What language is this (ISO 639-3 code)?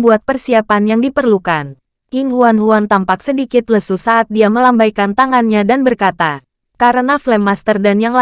ind